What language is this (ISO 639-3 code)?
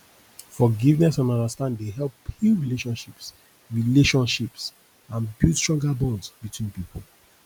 pcm